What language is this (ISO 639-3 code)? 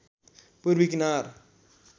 nep